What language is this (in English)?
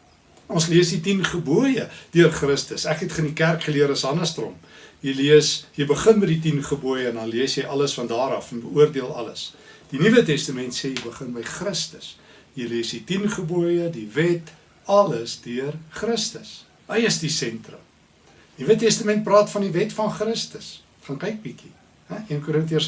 Dutch